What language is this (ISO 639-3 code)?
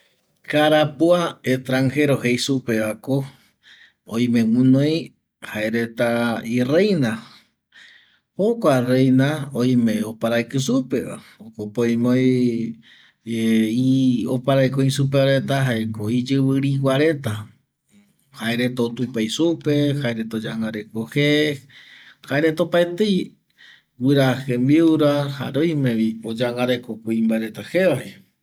gui